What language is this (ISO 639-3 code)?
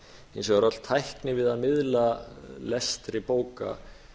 isl